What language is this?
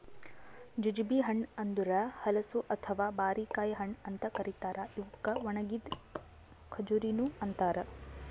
Kannada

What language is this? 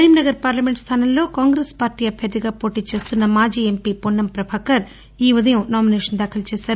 Telugu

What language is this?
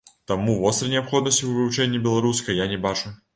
Belarusian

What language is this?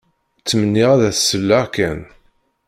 Kabyle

